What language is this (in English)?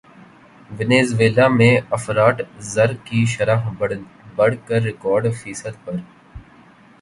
Urdu